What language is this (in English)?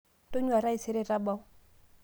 Masai